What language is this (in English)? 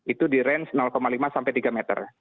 Indonesian